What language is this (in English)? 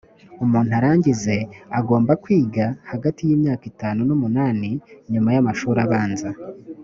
Kinyarwanda